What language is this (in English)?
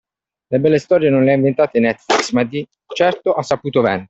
Italian